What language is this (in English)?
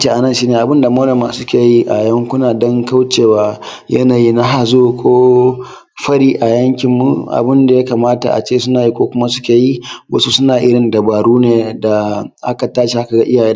Hausa